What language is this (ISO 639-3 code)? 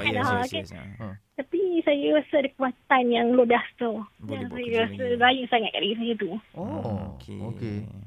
msa